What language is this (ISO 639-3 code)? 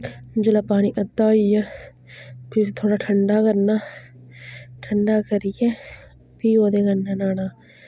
doi